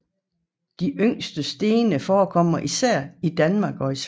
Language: Danish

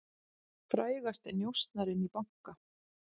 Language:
Icelandic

